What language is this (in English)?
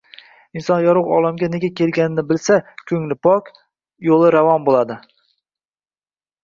Uzbek